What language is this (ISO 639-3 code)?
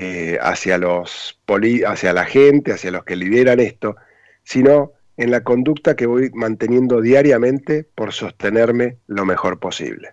spa